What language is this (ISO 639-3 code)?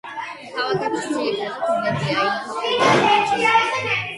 kat